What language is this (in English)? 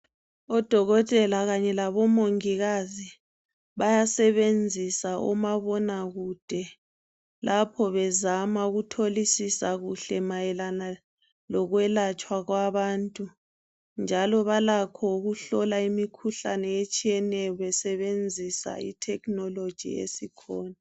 North Ndebele